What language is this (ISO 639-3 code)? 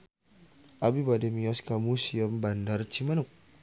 sun